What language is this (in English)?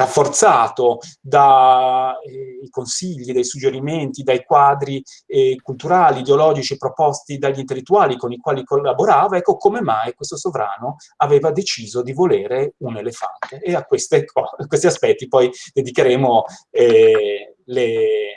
Italian